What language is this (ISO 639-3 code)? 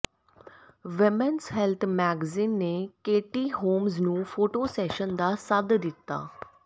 pan